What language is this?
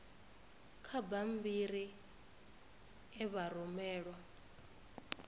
Venda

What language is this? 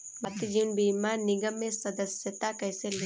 Hindi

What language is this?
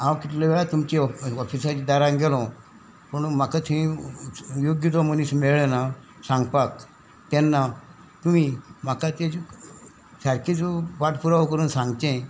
Konkani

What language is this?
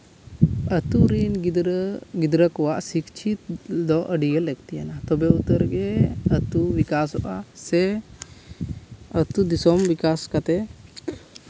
Santali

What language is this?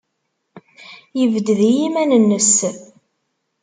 Kabyle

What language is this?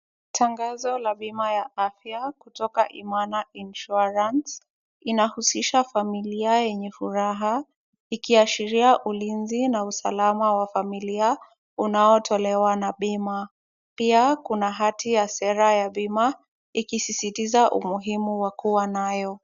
Swahili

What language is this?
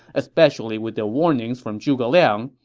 English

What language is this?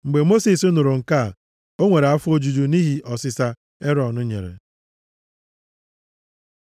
Igbo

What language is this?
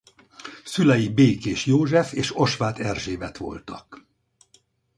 Hungarian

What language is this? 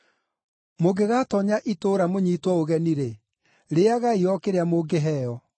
Kikuyu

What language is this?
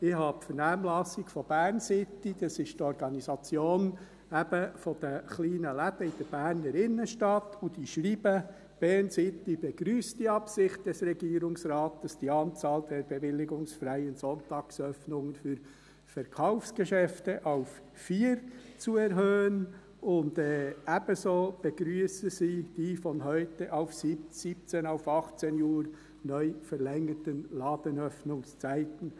Swiss German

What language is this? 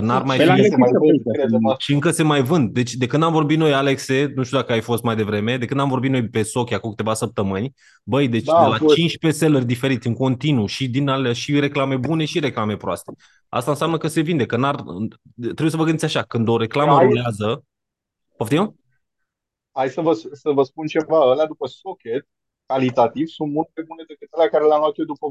Romanian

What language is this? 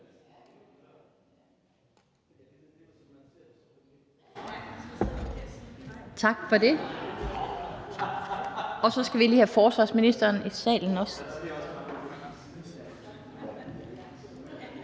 Danish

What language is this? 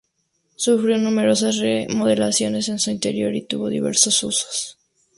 Spanish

